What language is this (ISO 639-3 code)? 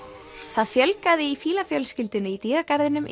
isl